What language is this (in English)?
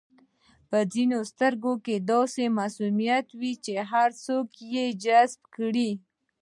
Pashto